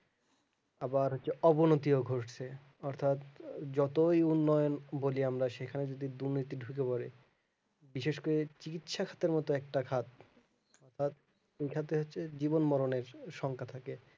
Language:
Bangla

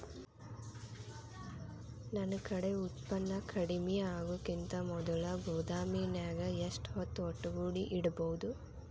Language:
Kannada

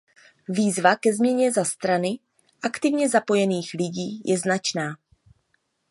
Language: Czech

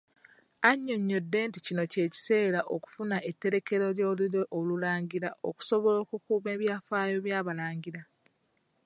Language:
Ganda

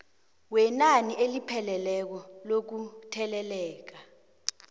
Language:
South Ndebele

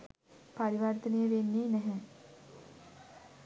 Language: Sinhala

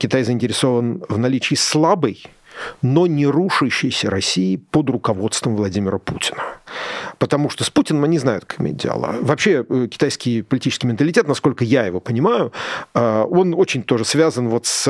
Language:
Russian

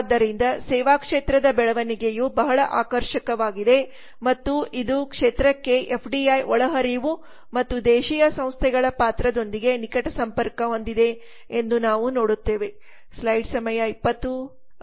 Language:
Kannada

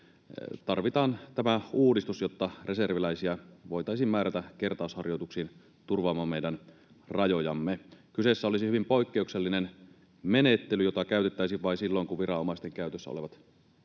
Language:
Finnish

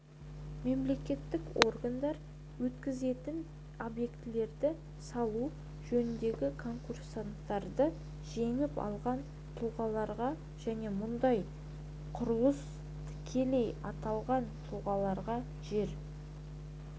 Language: Kazakh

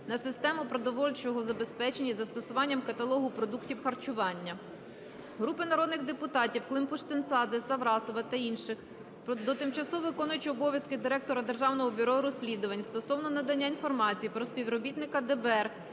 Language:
Ukrainian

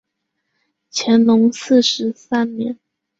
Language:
Chinese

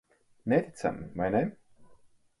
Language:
Latvian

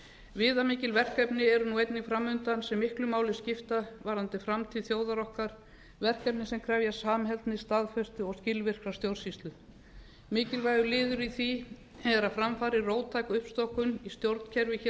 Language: Icelandic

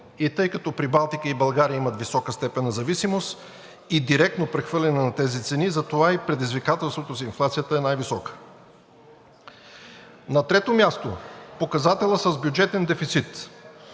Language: Bulgarian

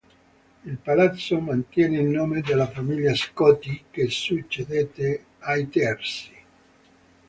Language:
Italian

